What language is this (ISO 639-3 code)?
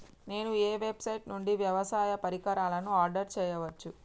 tel